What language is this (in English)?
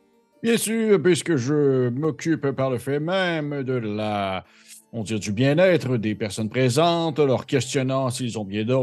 French